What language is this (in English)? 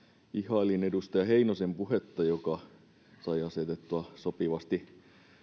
Finnish